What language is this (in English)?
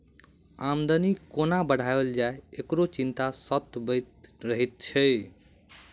Maithili